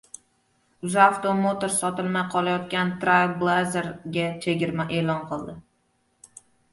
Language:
Uzbek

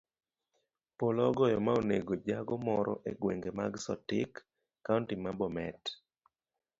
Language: Luo (Kenya and Tanzania)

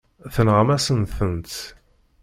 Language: Kabyle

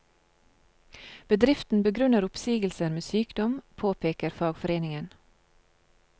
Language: Norwegian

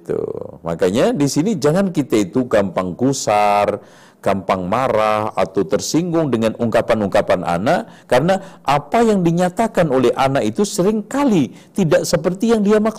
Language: Indonesian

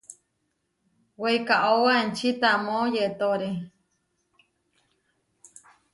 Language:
Huarijio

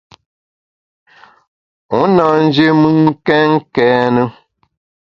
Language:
Bamun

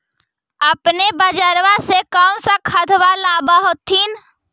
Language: Magahi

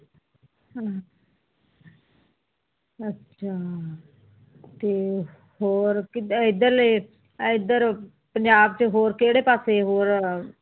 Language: Punjabi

